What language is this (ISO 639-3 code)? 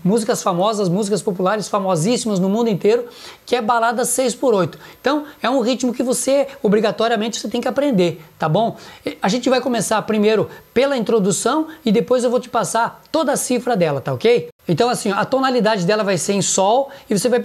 por